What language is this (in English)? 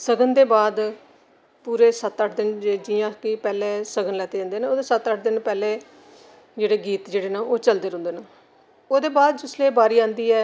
Dogri